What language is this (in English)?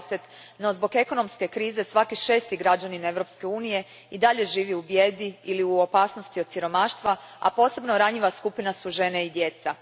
Croatian